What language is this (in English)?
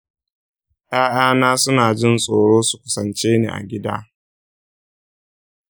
Hausa